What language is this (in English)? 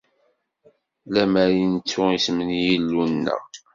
Kabyle